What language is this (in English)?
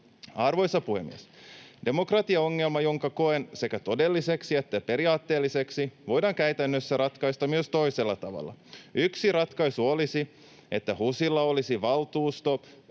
Finnish